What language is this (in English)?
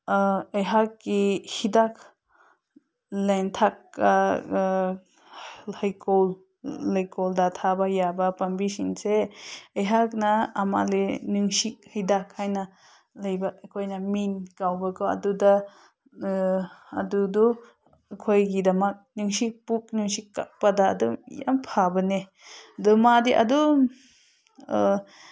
Manipuri